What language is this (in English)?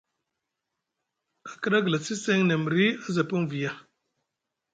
Musgu